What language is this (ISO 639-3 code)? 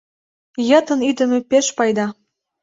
chm